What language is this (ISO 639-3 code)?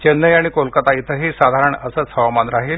mar